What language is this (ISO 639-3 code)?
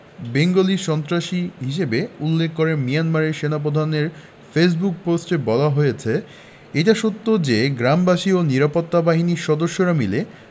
ben